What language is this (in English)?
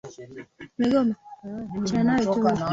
Swahili